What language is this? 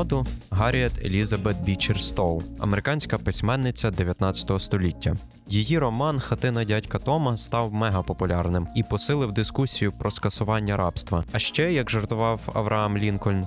Ukrainian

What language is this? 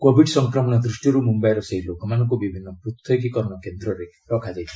Odia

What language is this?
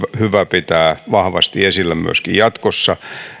Finnish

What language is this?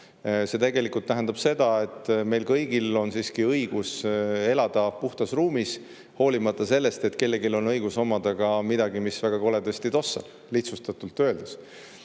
Estonian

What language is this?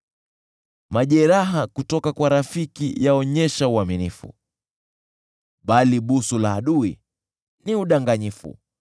Swahili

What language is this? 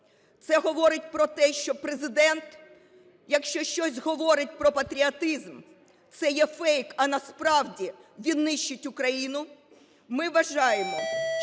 Ukrainian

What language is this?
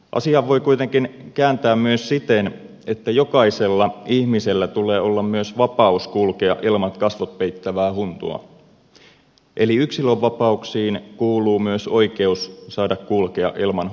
Finnish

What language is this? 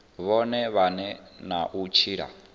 Venda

